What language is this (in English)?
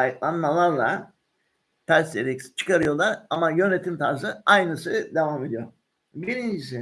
Turkish